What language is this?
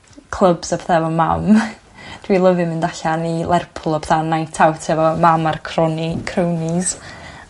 Welsh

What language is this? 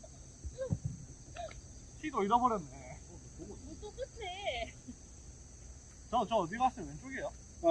Korean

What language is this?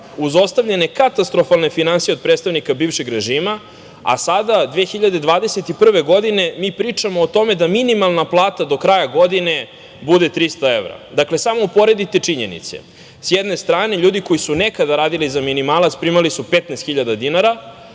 Serbian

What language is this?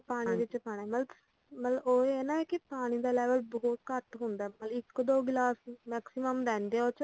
Punjabi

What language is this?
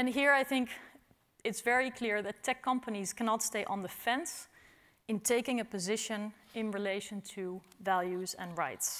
English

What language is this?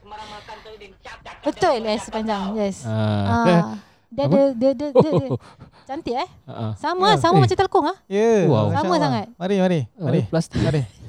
Malay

